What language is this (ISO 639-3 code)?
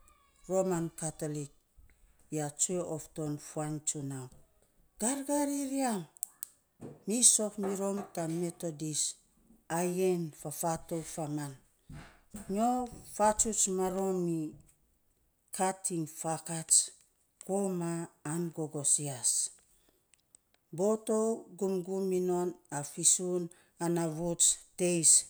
sps